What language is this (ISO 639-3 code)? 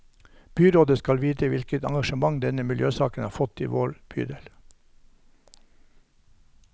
nor